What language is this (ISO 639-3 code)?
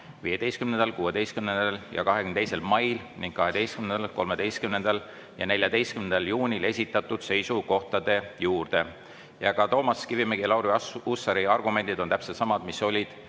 est